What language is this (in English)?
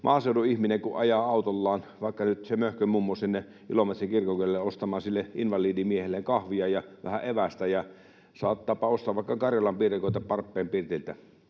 Finnish